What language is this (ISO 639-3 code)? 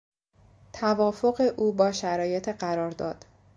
fas